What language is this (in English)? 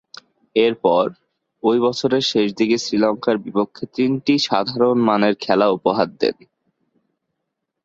Bangla